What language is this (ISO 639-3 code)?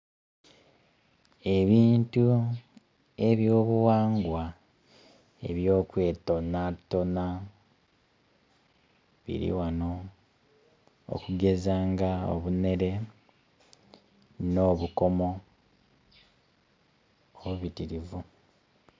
xog